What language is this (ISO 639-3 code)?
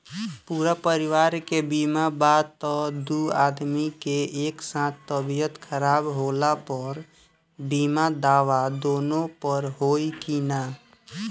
bho